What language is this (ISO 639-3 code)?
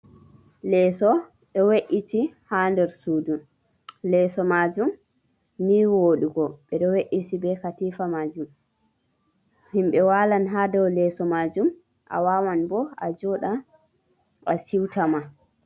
ful